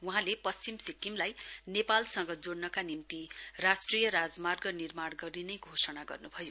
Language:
Nepali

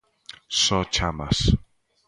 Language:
Galician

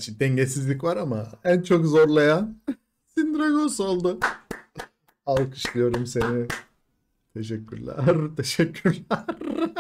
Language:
Turkish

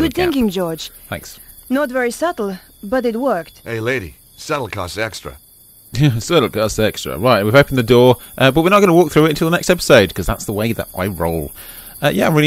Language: English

